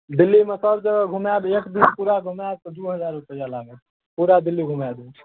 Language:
Maithili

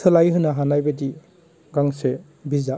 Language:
Bodo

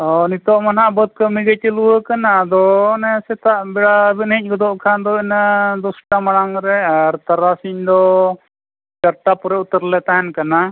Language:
Santali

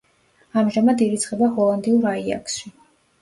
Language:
Georgian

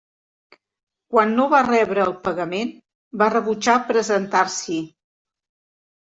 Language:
Catalan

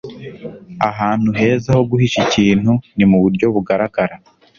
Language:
Kinyarwanda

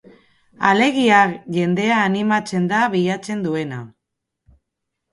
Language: Basque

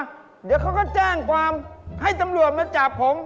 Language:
Thai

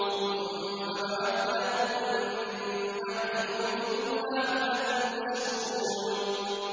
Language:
Arabic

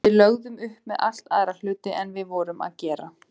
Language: Icelandic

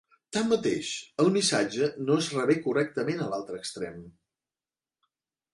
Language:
Catalan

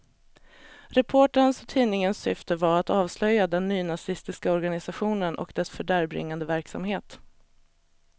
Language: Swedish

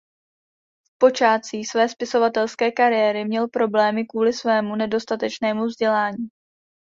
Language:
Czech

